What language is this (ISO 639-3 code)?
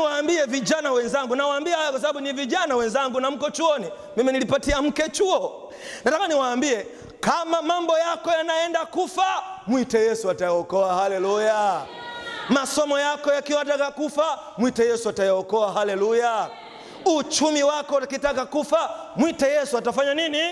swa